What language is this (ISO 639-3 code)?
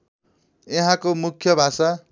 nep